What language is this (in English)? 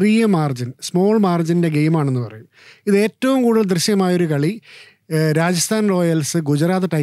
Malayalam